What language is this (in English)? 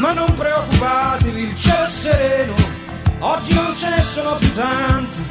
Italian